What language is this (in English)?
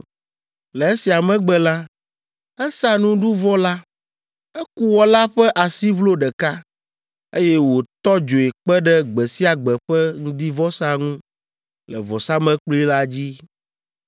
Ewe